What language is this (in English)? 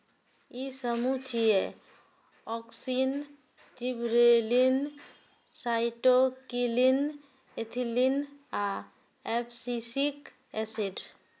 Maithili